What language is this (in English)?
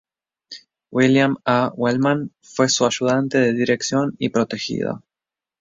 Spanish